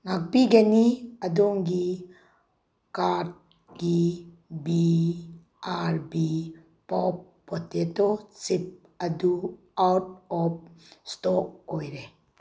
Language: Manipuri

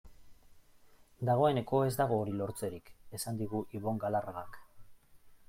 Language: Basque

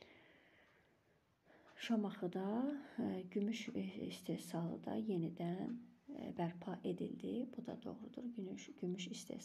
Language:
Turkish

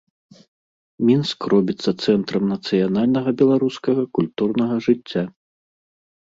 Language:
Belarusian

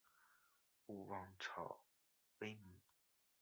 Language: Chinese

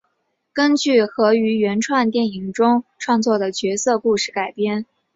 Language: Chinese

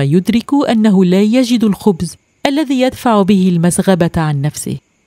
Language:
Arabic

